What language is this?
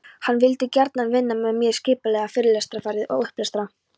Icelandic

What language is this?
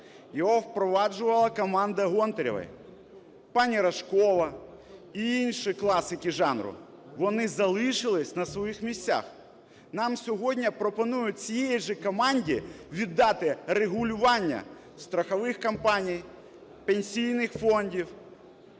Ukrainian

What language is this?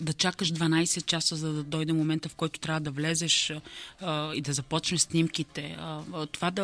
Bulgarian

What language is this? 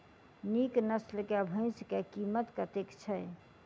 Maithili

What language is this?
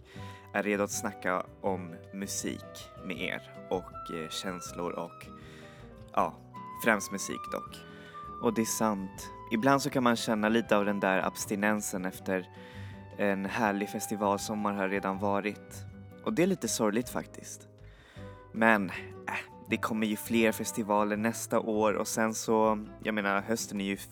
Swedish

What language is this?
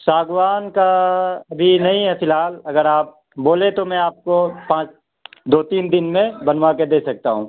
Urdu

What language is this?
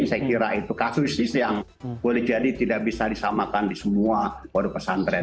Indonesian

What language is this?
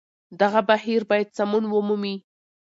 Pashto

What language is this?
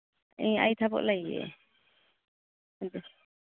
Manipuri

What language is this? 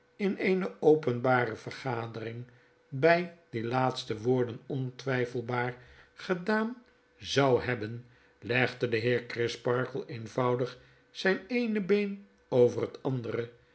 Dutch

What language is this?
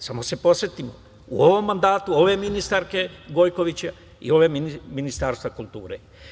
Serbian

